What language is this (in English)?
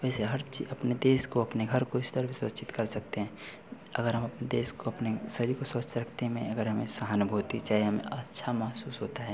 Hindi